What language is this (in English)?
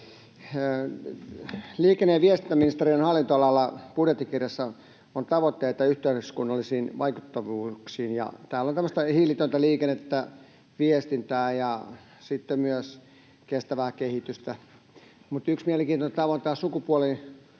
Finnish